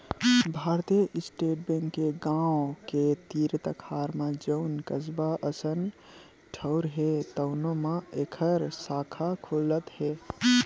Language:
Chhattisgarhi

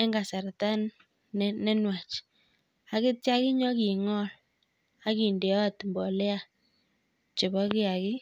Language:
Kalenjin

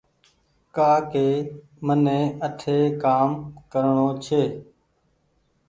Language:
Goaria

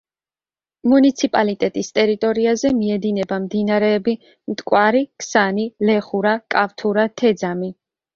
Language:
Georgian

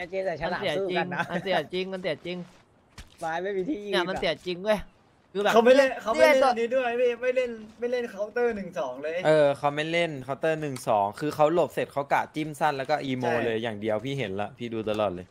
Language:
Thai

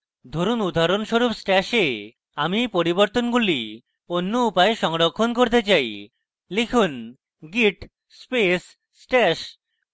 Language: Bangla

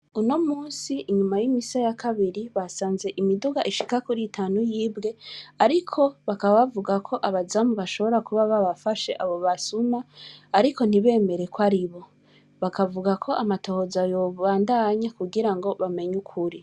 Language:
Rundi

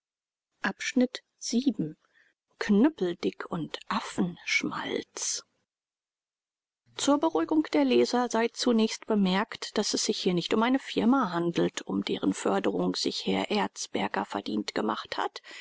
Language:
German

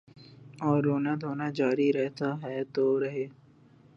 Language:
Urdu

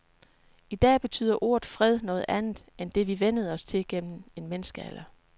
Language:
Danish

